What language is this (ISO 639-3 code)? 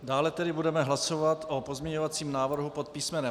ces